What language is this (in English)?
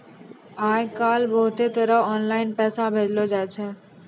Maithili